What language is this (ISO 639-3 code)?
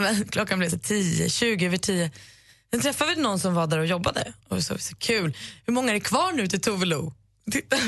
swe